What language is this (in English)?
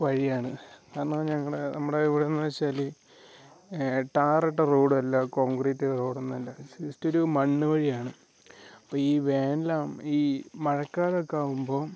Malayalam